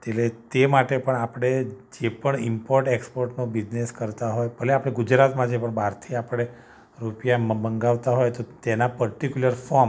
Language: Gujarati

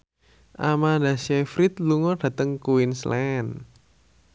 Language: Javanese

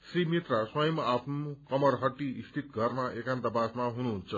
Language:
Nepali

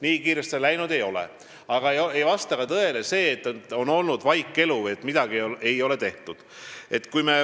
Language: Estonian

